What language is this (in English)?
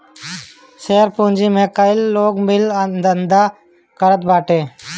Bhojpuri